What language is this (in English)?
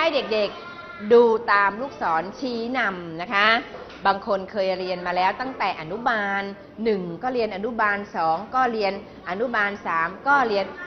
Thai